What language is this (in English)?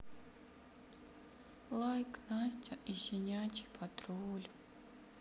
Russian